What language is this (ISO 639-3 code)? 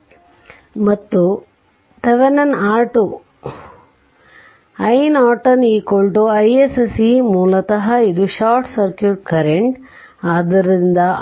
kan